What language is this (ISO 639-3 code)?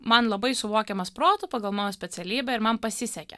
lit